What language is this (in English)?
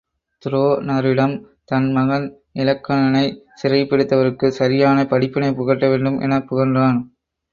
Tamil